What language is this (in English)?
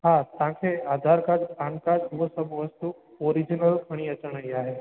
Sindhi